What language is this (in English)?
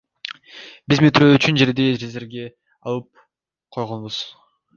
Kyrgyz